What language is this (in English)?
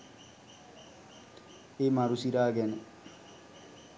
Sinhala